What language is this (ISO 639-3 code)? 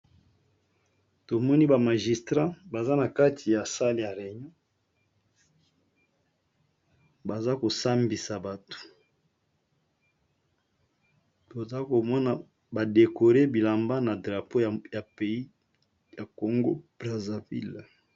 lin